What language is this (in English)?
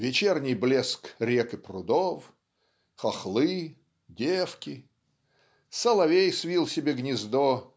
Russian